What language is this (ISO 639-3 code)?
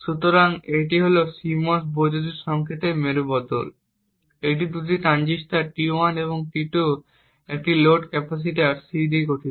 ben